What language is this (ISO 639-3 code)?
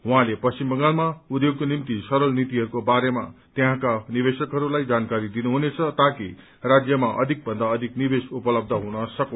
nep